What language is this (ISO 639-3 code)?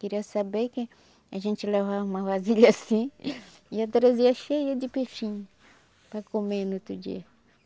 por